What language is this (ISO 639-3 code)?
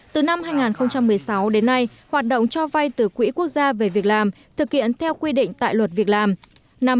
vie